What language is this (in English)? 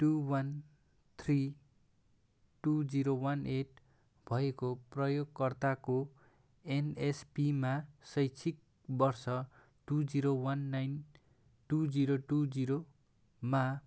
Nepali